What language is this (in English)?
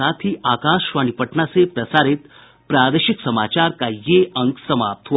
Hindi